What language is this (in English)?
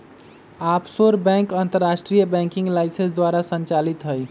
Magahi